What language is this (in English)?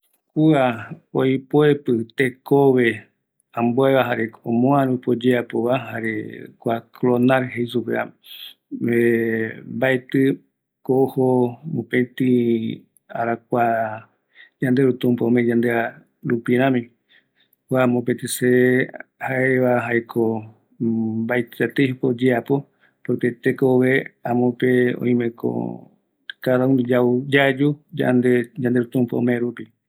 Eastern Bolivian Guaraní